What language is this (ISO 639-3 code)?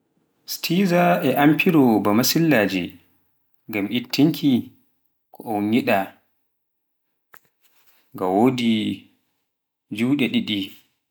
fuf